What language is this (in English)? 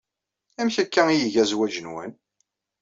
Kabyle